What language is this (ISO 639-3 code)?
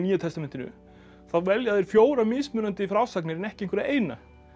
isl